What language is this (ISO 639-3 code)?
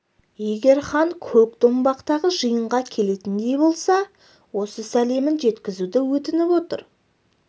kaz